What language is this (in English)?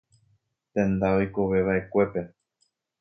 Guarani